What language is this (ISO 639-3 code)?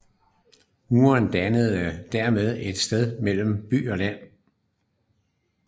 dan